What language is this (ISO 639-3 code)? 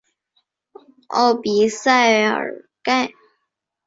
zho